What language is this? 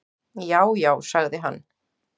Icelandic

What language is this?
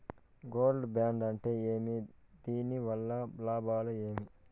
Telugu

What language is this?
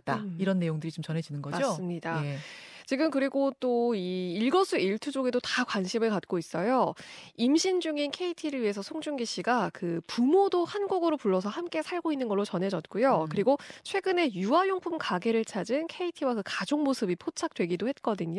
Korean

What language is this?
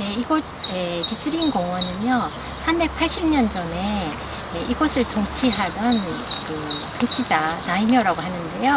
Korean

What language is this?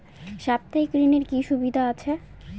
Bangla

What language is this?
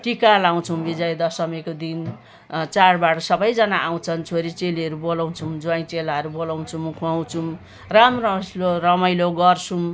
Nepali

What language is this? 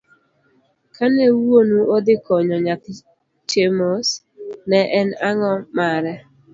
Luo (Kenya and Tanzania)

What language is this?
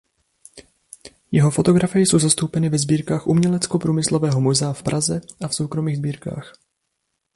Czech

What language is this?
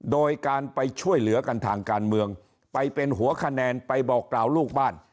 Thai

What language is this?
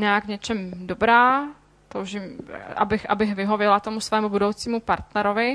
Czech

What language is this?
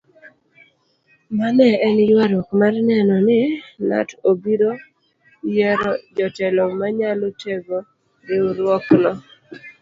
Luo (Kenya and Tanzania)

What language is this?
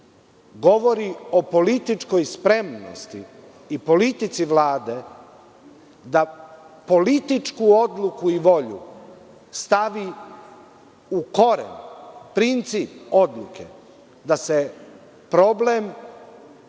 Serbian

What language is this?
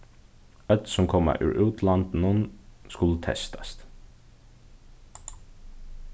Faroese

